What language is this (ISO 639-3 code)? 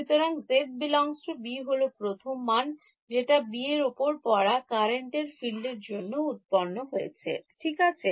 ben